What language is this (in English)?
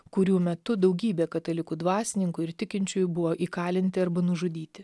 Lithuanian